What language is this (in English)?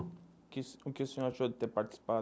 Portuguese